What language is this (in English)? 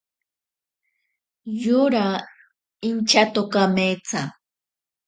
Ashéninka Perené